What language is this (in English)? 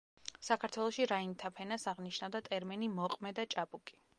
Georgian